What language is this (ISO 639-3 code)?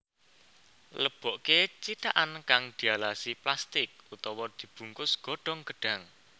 jav